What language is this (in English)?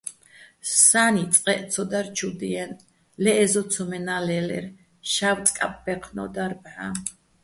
Bats